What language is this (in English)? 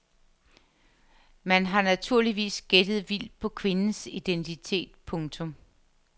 Danish